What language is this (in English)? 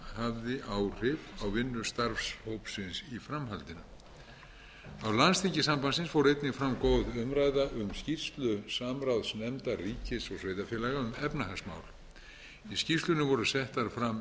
Icelandic